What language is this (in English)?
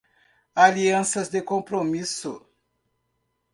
Portuguese